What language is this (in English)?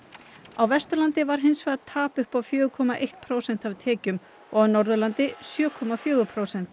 Icelandic